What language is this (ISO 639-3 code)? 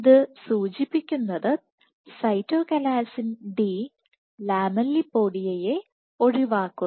mal